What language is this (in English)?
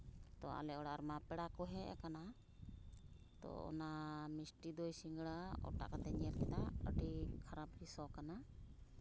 Santali